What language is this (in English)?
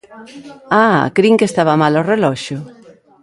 Galician